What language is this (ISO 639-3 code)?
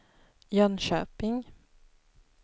swe